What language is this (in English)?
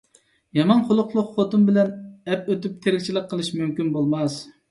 Uyghur